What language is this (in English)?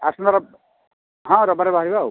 Odia